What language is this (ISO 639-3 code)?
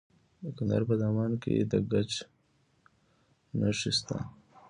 pus